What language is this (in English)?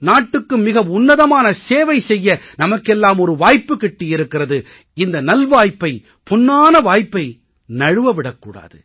Tamil